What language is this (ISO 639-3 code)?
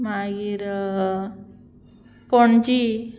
kok